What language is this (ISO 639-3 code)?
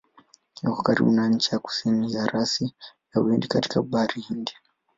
swa